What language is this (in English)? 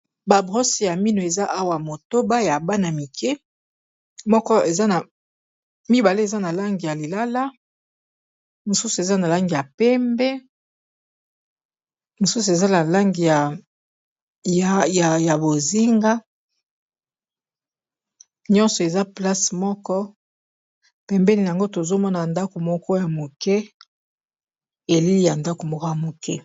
Lingala